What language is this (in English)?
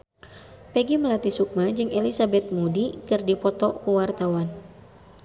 Sundanese